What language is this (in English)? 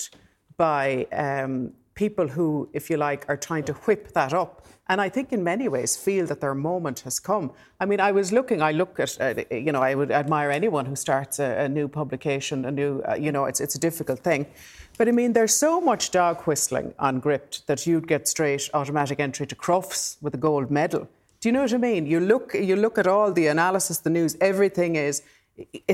English